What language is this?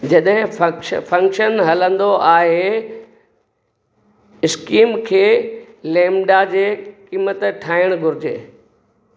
Sindhi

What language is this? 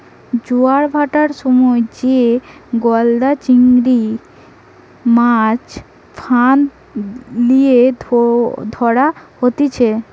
Bangla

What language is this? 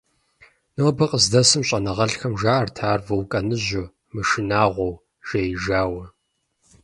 Kabardian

